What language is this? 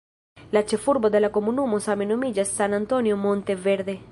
Esperanto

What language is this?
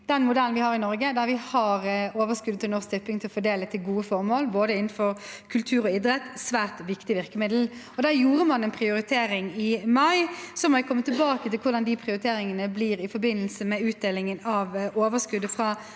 Norwegian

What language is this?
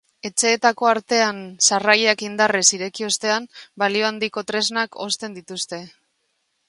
Basque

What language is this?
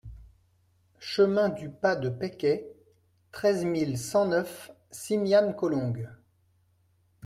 French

